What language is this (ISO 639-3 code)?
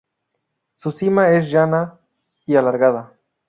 spa